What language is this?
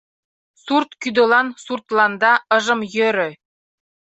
Mari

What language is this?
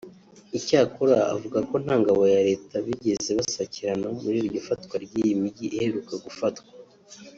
Kinyarwanda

